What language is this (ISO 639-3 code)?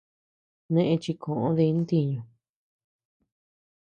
cux